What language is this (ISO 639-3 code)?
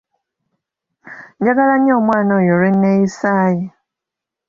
lug